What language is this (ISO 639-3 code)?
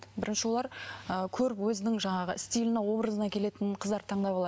kaz